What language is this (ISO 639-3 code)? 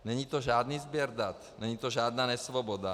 ces